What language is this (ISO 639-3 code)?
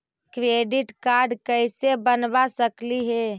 mag